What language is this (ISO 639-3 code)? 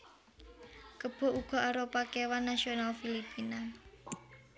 jav